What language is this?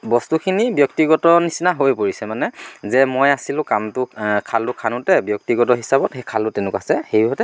Assamese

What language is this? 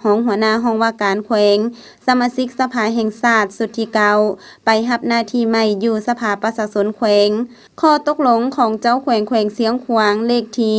Thai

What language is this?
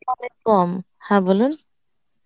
Bangla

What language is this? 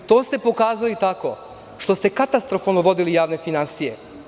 Serbian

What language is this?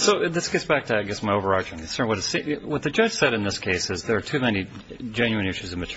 English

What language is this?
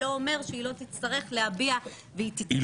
Hebrew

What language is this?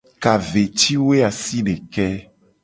Gen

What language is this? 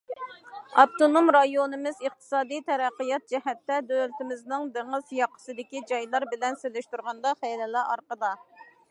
Uyghur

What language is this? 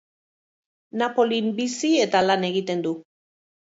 Basque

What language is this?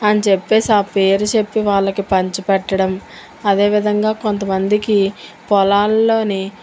Telugu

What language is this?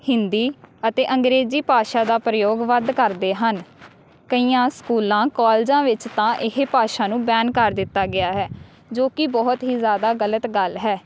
Punjabi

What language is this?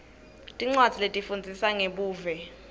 Swati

